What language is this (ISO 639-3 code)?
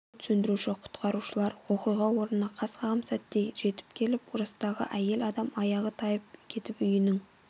kaz